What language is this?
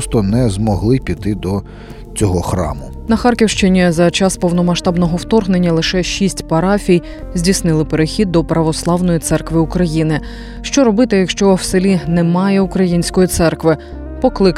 Ukrainian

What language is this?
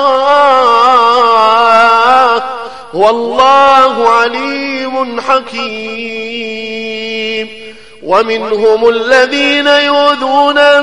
Arabic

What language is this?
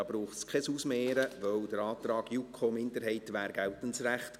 Swiss German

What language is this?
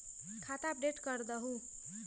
Magahi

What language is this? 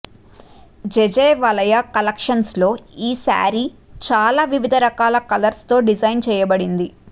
Telugu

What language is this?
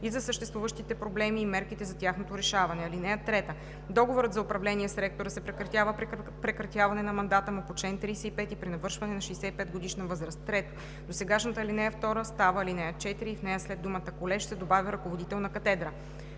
Bulgarian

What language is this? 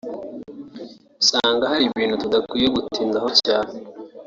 Kinyarwanda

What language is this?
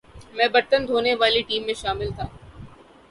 Urdu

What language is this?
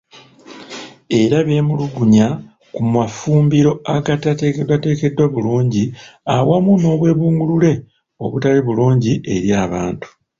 Ganda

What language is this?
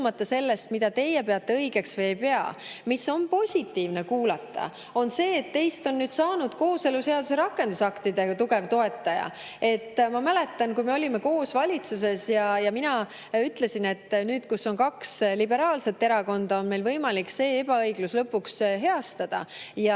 Estonian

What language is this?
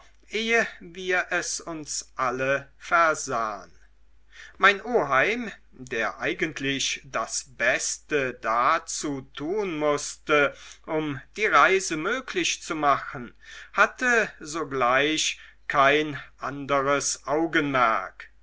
German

